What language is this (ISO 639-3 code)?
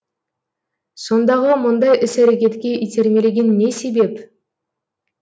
kaz